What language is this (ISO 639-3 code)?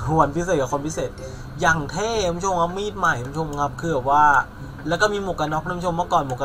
tha